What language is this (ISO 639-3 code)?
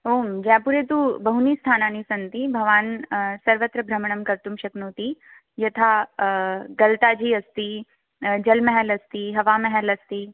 san